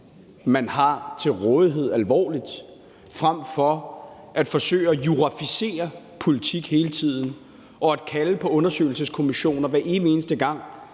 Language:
Danish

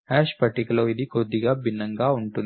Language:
Telugu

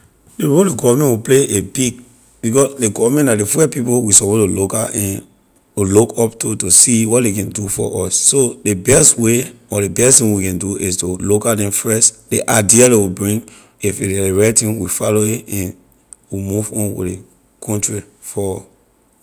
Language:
Liberian English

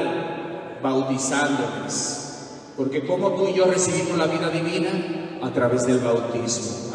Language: Spanish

